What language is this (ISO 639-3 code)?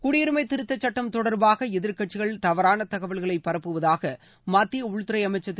tam